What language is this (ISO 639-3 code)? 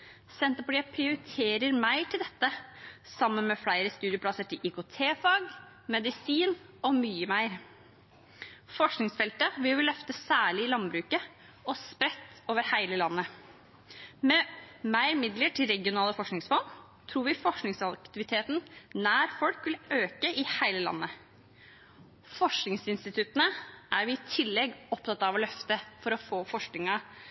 nob